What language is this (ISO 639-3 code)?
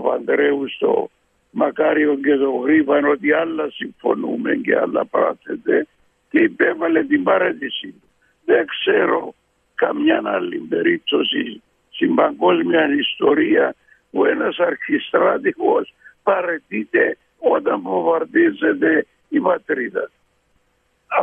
ell